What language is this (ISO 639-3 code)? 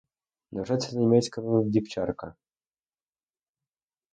ukr